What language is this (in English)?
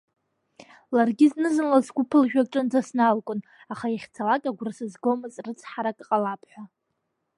Abkhazian